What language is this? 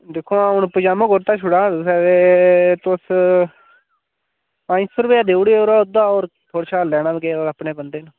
Dogri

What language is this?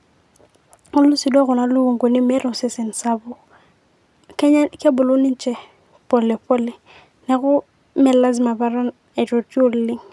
Masai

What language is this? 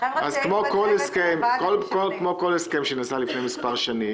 Hebrew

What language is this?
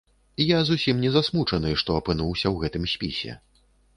Belarusian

